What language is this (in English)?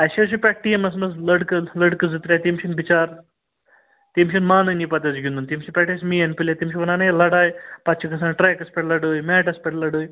Kashmiri